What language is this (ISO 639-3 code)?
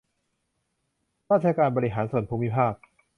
tha